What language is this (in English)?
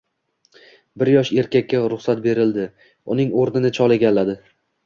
Uzbek